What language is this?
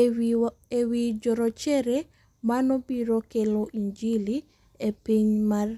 Luo (Kenya and Tanzania)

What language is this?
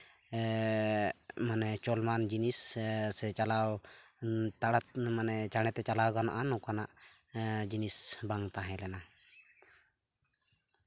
Santali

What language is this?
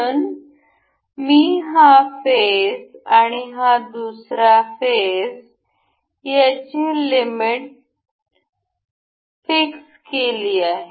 Marathi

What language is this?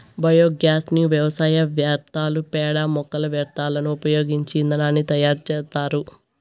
Telugu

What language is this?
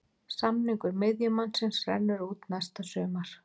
Icelandic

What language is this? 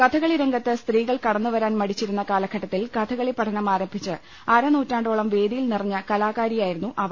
Malayalam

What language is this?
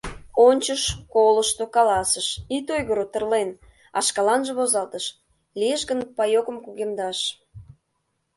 Mari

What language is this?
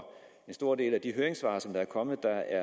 Danish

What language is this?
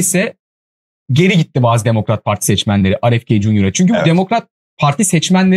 Turkish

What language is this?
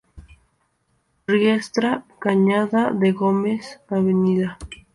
Spanish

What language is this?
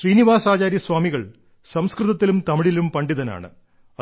Malayalam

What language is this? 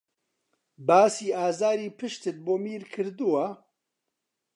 Central Kurdish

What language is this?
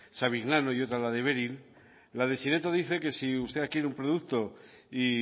Spanish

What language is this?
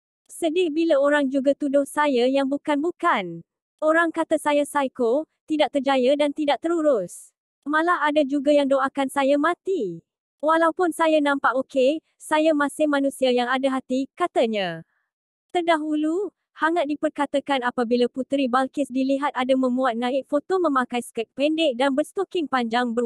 Malay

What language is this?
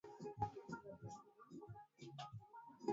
Swahili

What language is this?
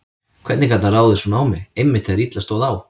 Icelandic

